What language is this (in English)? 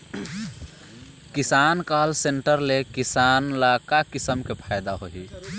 Chhattisgarhi